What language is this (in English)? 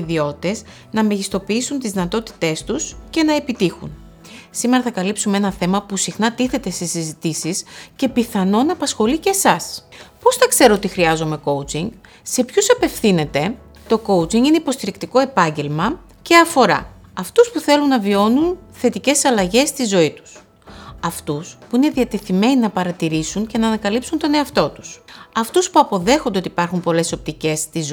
Greek